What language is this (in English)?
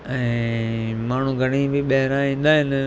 Sindhi